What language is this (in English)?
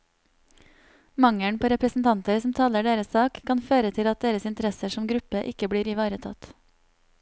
Norwegian